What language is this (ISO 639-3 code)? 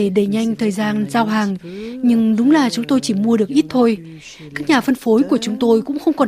vie